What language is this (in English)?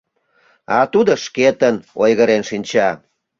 Mari